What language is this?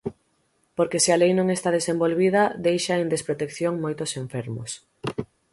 Galician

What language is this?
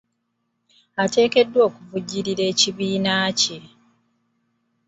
Ganda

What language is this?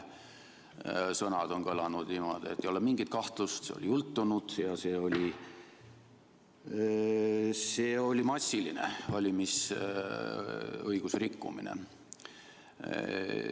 Estonian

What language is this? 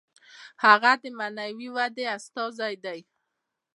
Pashto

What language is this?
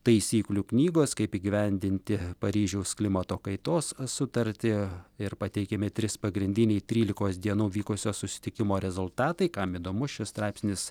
Lithuanian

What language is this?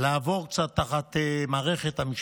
Hebrew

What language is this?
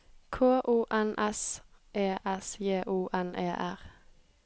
Norwegian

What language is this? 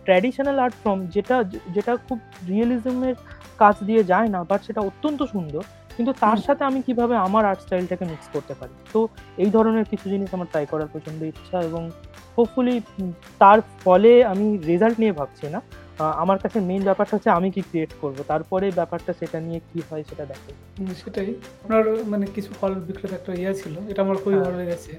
Bangla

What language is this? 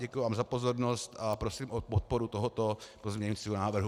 Czech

